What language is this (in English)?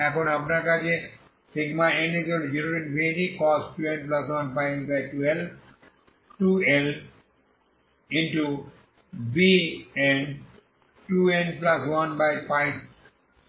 Bangla